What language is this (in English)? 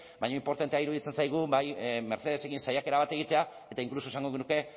Basque